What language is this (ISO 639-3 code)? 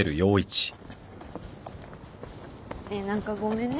jpn